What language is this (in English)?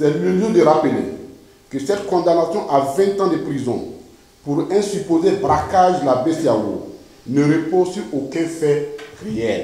French